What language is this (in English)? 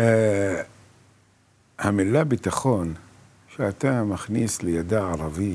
Hebrew